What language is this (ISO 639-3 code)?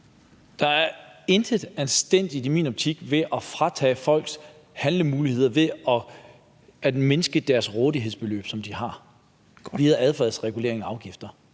dan